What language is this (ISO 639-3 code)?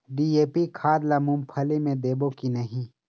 hne